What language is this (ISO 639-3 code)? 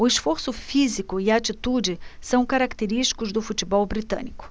por